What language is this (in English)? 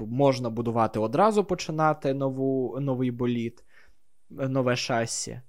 Ukrainian